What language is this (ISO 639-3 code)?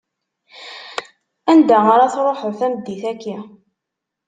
kab